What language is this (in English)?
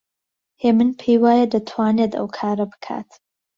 Central Kurdish